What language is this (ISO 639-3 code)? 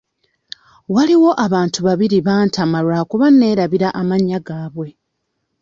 lug